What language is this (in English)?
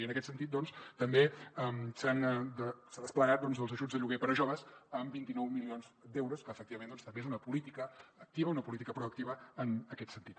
Catalan